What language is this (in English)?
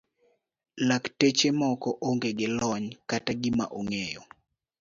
Luo (Kenya and Tanzania)